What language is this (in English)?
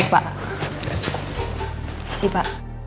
Indonesian